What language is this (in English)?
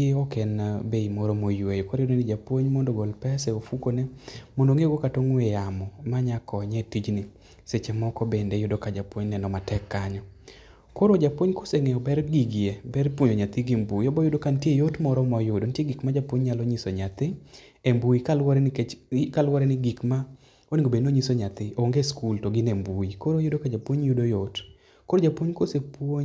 Luo (Kenya and Tanzania)